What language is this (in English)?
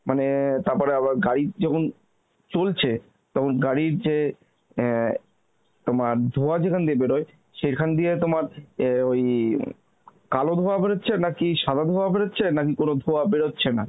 Bangla